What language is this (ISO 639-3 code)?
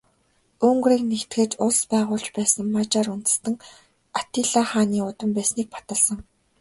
mon